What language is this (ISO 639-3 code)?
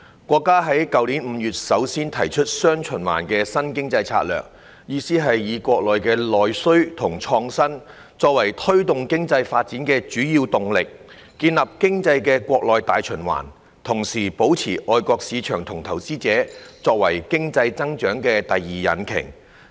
yue